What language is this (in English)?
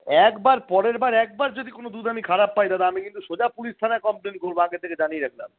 Bangla